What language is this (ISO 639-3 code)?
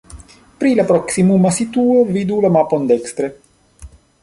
epo